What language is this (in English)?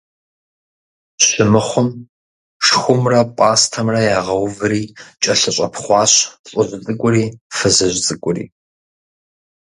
Kabardian